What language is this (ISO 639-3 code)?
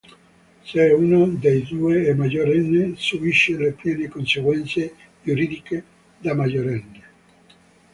ita